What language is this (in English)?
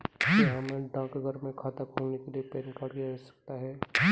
Hindi